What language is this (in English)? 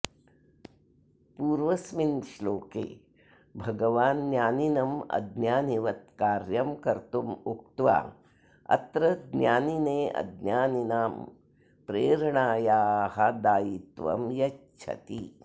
Sanskrit